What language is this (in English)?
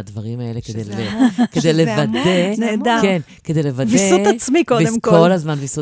Hebrew